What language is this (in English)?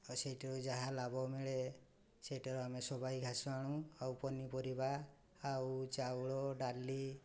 Odia